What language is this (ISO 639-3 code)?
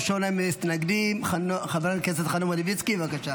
heb